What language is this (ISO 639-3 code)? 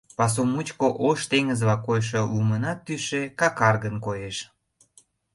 chm